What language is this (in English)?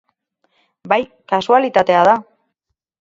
Basque